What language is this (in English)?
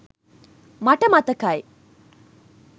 Sinhala